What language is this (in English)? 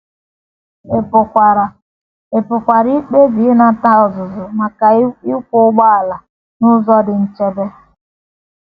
Igbo